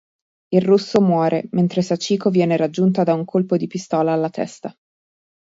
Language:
Italian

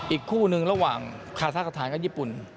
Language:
Thai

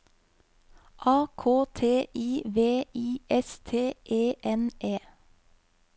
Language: Norwegian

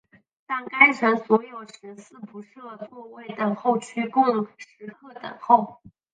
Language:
Chinese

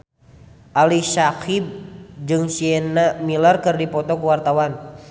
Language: Sundanese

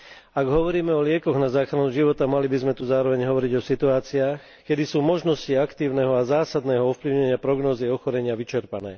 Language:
Slovak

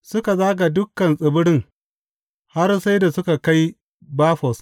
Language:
Hausa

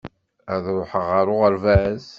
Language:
Kabyle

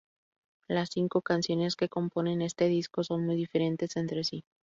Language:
Spanish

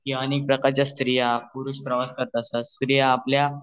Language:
Marathi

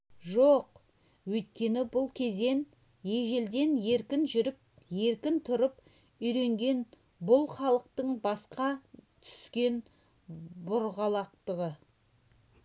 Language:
Kazakh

